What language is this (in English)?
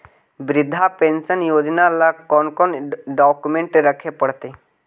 Magahi